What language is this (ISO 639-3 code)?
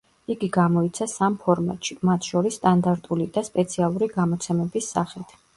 kat